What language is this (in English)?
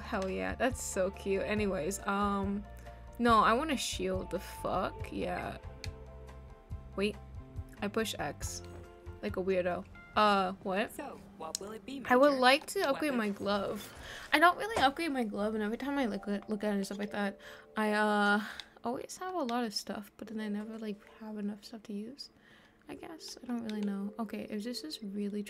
English